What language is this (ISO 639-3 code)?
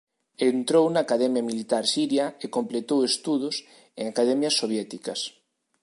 glg